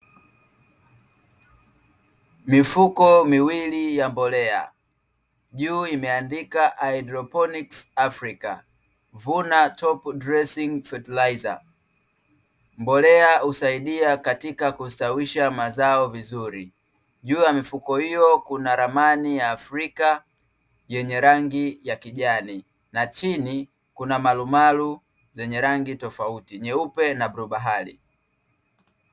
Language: Swahili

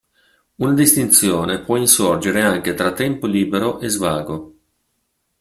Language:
Italian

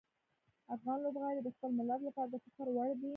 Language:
Pashto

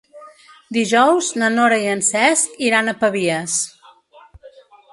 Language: Catalan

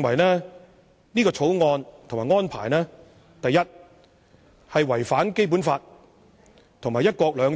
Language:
Cantonese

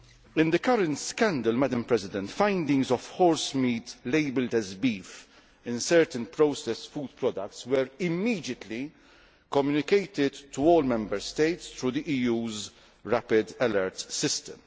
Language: English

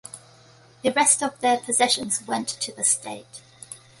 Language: English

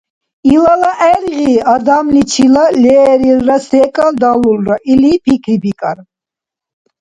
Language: Dargwa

